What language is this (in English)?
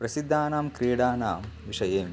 Sanskrit